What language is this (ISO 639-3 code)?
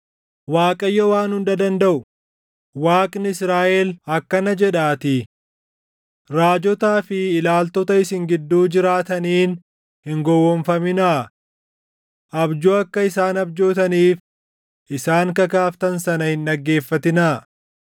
orm